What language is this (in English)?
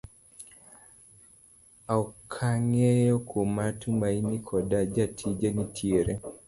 Luo (Kenya and Tanzania)